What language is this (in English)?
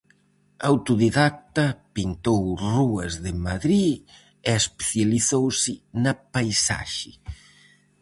Galician